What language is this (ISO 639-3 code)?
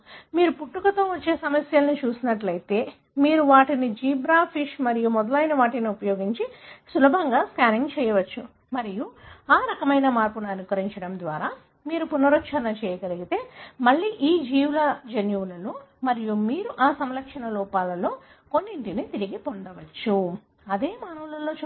tel